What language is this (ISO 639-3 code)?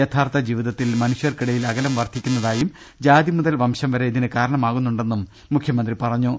mal